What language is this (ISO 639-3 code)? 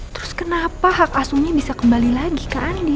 ind